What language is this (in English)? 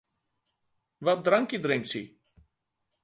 Western Frisian